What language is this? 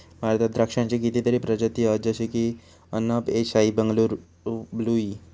Marathi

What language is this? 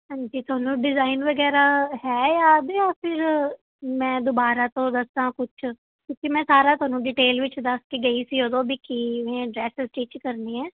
Punjabi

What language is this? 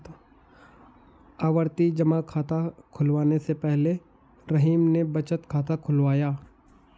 Hindi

